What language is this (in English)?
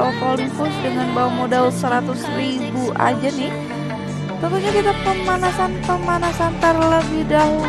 Indonesian